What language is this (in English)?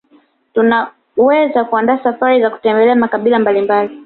Swahili